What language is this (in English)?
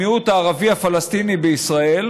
Hebrew